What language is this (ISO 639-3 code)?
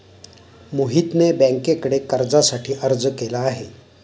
mar